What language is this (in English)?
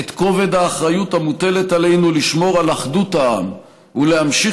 Hebrew